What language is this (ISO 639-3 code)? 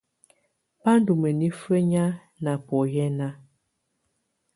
tvu